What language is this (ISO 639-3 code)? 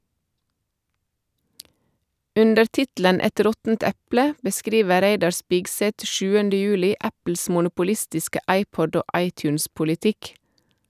nor